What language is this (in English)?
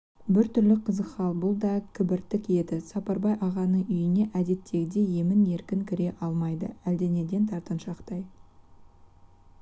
Kazakh